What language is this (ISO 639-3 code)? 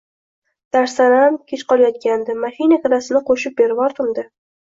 uzb